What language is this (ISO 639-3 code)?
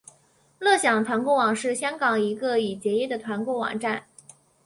zho